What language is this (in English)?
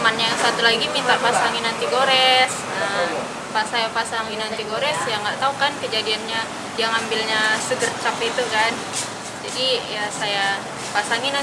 Indonesian